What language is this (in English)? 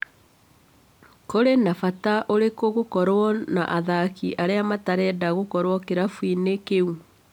Kikuyu